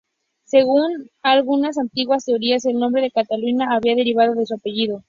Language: Spanish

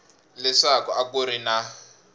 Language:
Tsonga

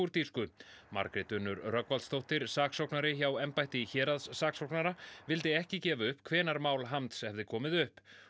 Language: Icelandic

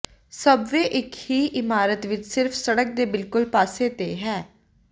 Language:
Punjabi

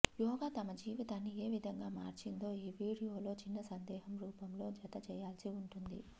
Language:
Telugu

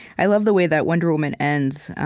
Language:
English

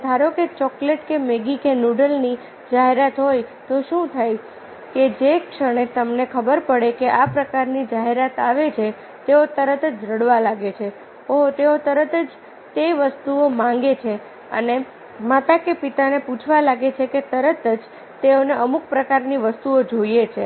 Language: Gujarati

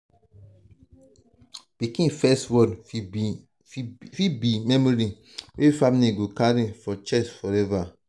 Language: Nigerian Pidgin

